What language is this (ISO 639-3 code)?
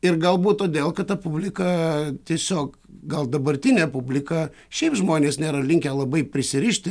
lit